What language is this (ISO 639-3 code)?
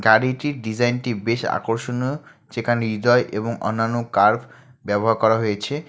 ben